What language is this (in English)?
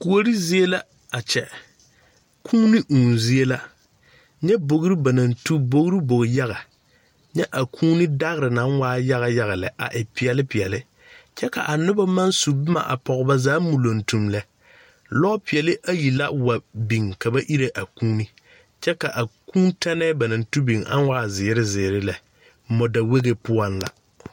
Southern Dagaare